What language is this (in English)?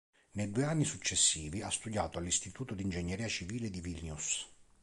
Italian